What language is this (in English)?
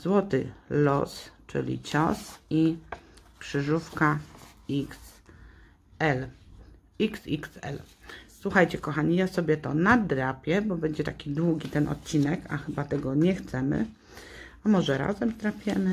Polish